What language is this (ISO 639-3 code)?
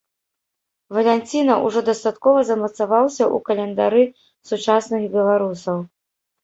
bel